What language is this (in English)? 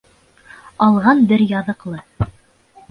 Bashkir